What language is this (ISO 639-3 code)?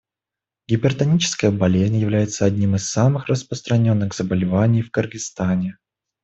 rus